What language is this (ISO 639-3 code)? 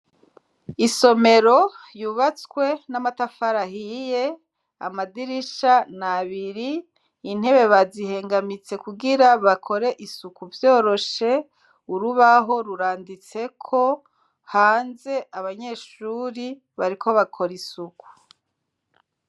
run